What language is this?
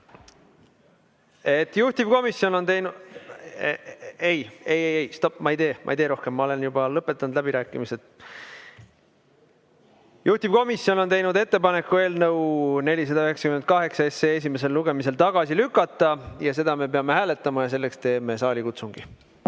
Estonian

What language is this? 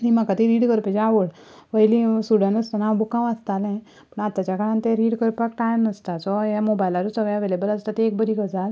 Konkani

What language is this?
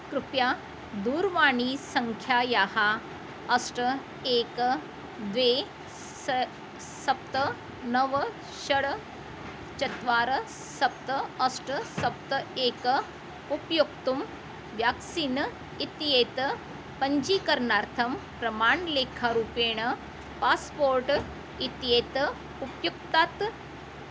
Sanskrit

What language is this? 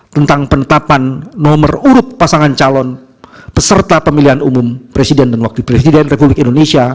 Indonesian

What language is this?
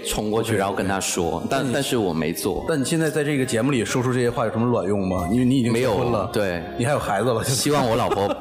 Chinese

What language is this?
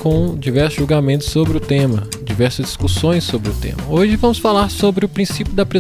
Portuguese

